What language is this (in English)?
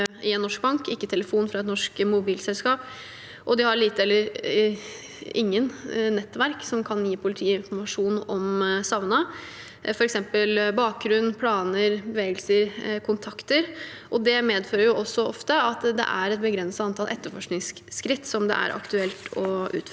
Norwegian